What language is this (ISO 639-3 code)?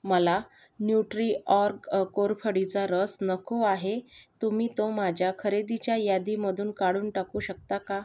mar